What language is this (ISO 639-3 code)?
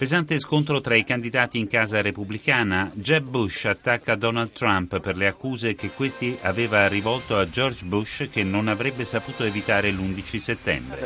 ita